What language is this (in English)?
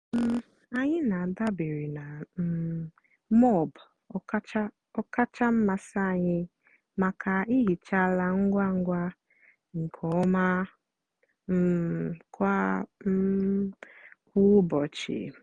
Igbo